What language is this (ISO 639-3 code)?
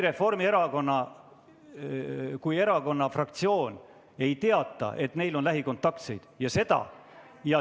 est